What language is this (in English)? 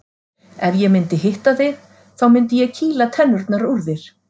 Icelandic